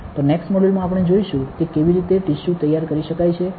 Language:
Gujarati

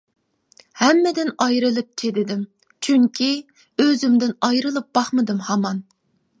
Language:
Uyghur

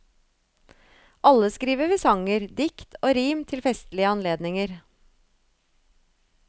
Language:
Norwegian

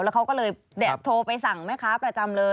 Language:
Thai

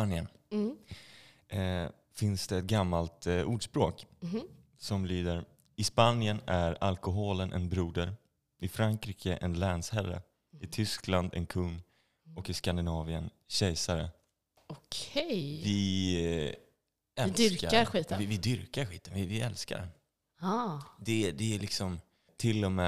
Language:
Swedish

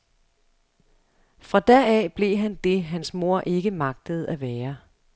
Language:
Danish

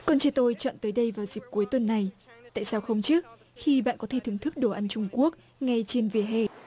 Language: Vietnamese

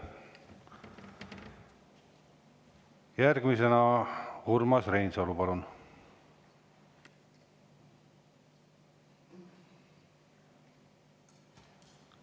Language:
Estonian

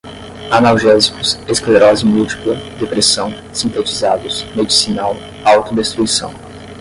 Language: Portuguese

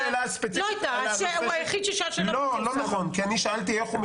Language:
Hebrew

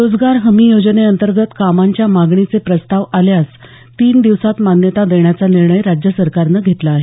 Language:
Marathi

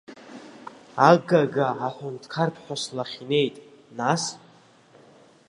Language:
Abkhazian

